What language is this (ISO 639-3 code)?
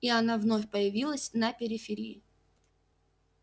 rus